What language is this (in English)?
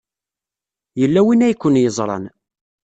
Kabyle